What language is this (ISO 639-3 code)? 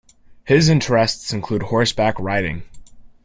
eng